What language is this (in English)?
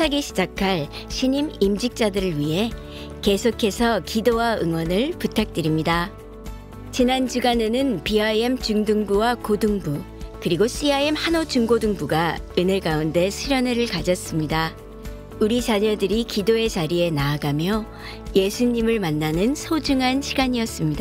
Korean